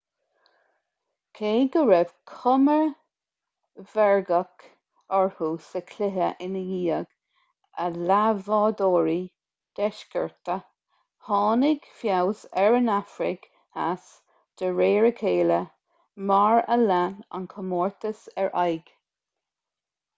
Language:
Irish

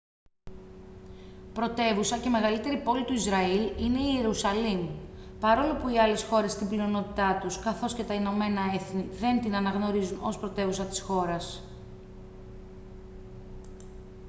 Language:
Greek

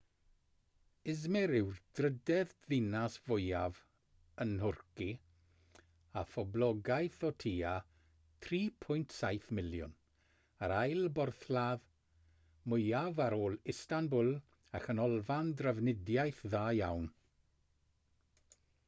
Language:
Welsh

